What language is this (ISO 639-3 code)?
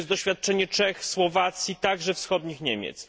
pol